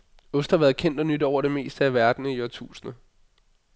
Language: Danish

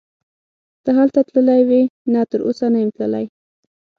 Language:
Pashto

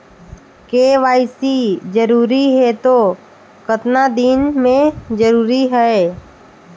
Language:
Chhattisgarhi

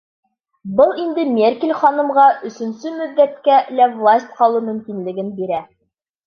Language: Bashkir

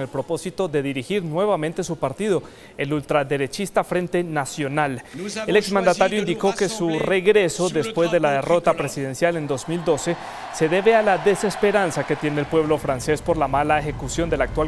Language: Spanish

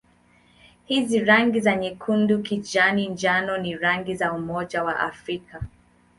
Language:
Swahili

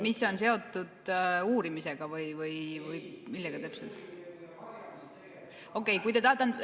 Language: Estonian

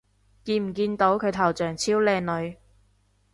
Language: Cantonese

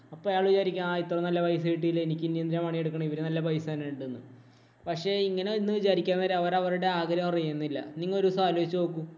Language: Malayalam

